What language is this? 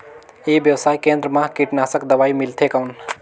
Chhattisgarhi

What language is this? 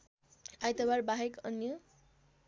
Nepali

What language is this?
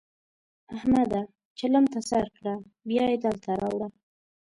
Pashto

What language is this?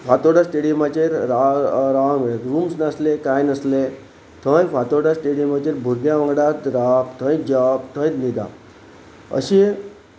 Konkani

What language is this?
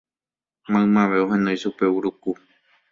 Guarani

